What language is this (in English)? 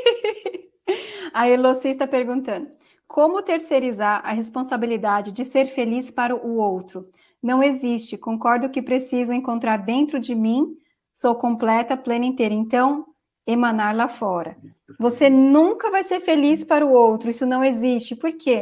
Portuguese